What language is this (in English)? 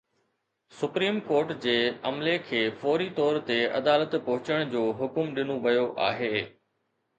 Sindhi